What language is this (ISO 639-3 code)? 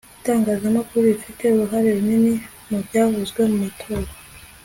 kin